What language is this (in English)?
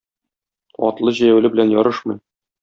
Tatar